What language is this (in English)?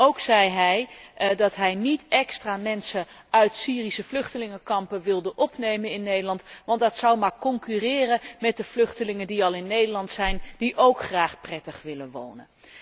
Dutch